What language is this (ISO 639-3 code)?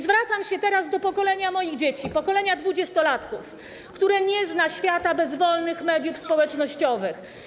pol